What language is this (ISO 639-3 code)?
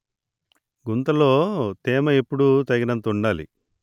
tel